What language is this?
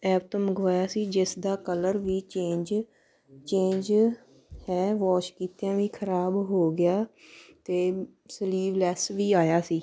Punjabi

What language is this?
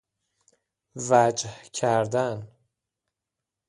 Persian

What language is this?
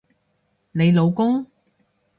Cantonese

